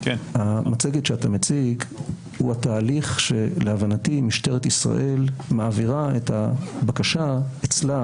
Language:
Hebrew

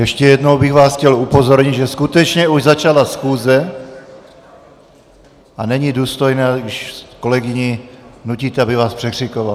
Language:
Czech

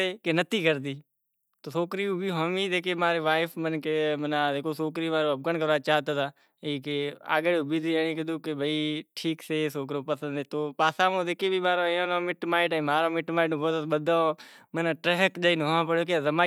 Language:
Kachi Koli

